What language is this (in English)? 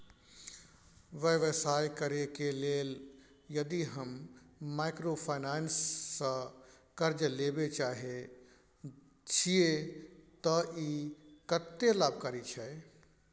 Maithili